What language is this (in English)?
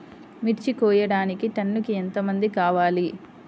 Telugu